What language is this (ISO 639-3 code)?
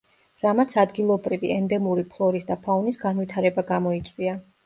kat